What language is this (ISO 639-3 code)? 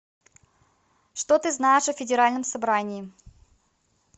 rus